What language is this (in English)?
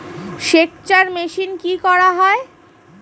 Bangla